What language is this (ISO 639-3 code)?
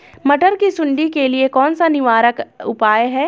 hin